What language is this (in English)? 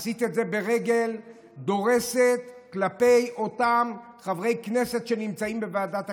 Hebrew